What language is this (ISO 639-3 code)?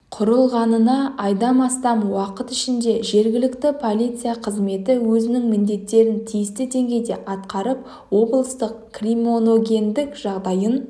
kaz